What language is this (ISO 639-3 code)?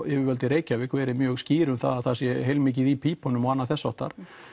isl